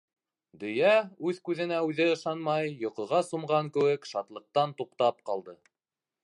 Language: Bashkir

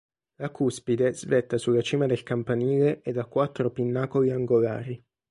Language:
Italian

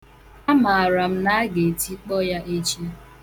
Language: Igbo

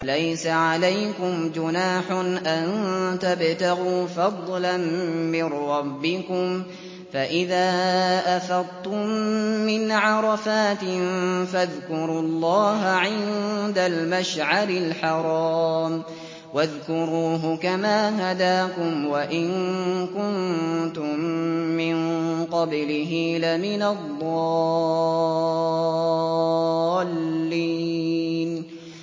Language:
Arabic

